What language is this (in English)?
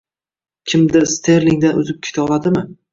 Uzbek